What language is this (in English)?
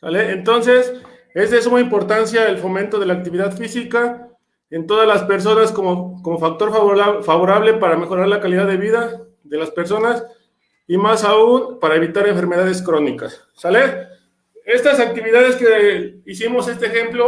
Spanish